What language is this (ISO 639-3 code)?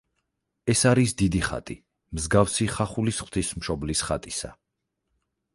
kat